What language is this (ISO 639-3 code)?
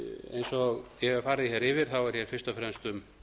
isl